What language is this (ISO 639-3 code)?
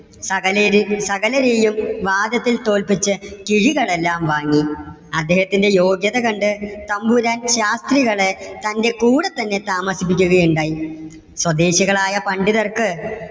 mal